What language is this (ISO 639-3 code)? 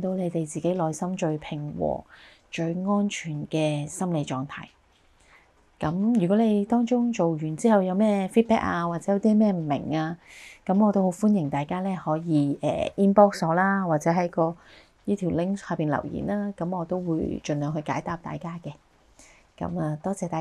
zho